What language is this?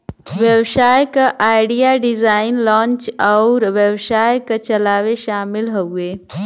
Bhojpuri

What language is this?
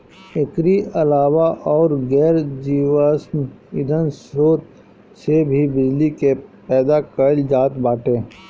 Bhojpuri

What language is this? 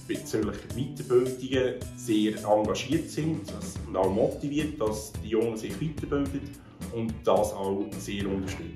German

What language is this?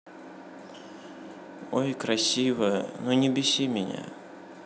Russian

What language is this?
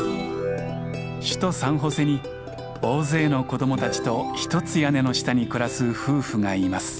Japanese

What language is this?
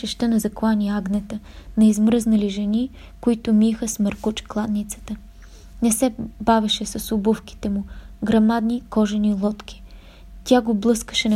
Bulgarian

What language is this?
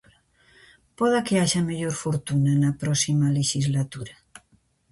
Galician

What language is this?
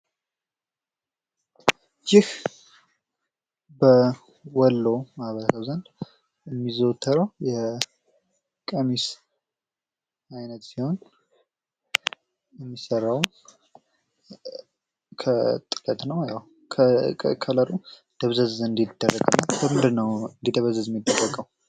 Amharic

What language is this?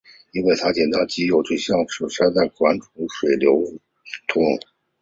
Chinese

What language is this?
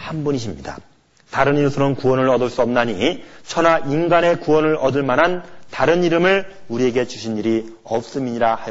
Korean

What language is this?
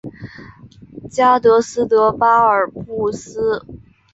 Chinese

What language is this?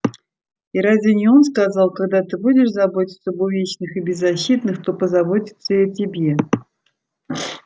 Russian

